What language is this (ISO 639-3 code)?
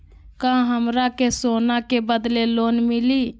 mag